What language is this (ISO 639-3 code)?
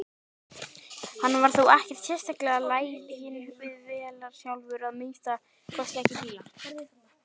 isl